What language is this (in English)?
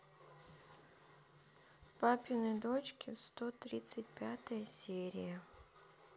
Russian